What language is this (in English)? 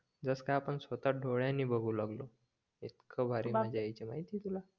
Marathi